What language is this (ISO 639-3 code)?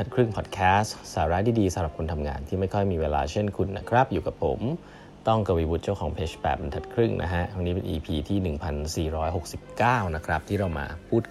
tha